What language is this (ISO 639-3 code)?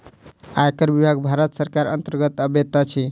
mai